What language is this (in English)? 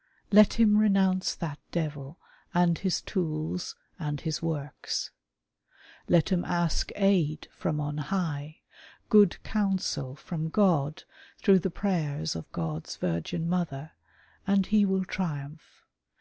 English